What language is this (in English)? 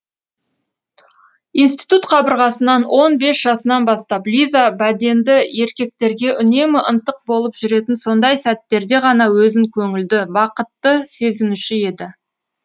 Kazakh